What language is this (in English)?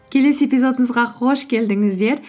Kazakh